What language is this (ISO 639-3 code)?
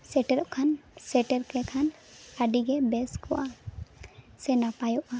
sat